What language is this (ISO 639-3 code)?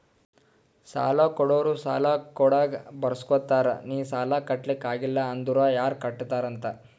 kan